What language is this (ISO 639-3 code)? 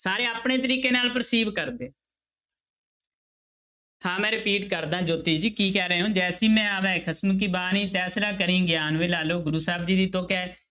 pan